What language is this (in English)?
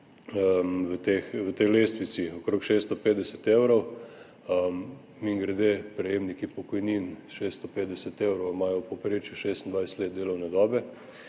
Slovenian